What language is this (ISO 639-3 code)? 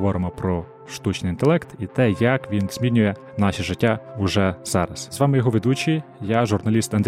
ukr